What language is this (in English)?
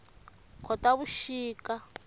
Tsonga